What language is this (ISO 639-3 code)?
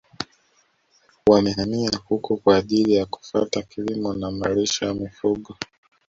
swa